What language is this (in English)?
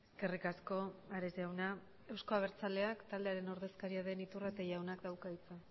Basque